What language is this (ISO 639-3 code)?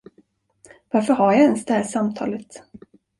swe